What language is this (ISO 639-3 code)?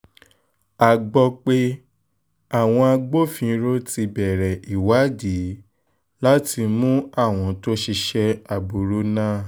yor